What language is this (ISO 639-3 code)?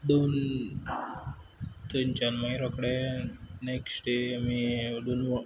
kok